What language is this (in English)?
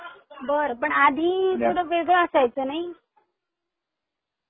Marathi